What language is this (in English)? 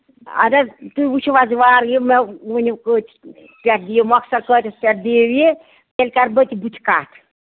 Kashmiri